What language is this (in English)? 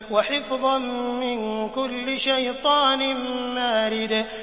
Arabic